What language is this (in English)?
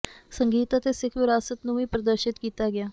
Punjabi